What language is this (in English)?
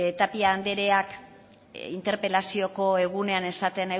Basque